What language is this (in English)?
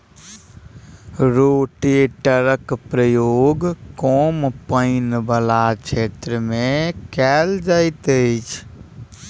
Maithili